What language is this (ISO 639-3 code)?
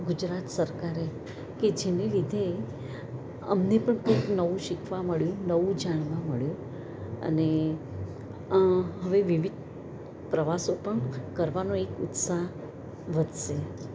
guj